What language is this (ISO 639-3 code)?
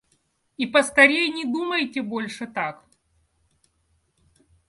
rus